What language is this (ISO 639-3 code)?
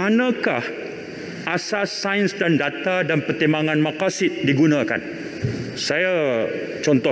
msa